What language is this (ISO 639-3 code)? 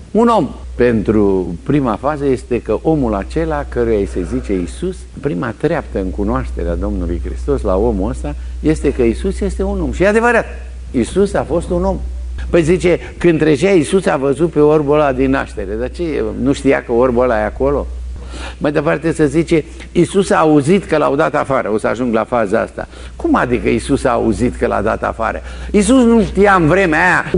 ron